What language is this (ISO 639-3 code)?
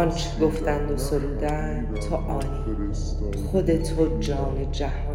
fas